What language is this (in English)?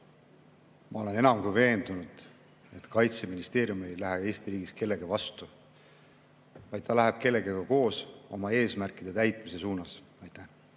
Estonian